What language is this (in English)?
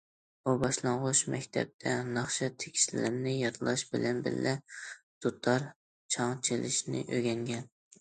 Uyghur